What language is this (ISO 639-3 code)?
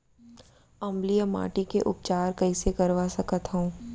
hne